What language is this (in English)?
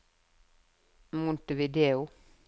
Norwegian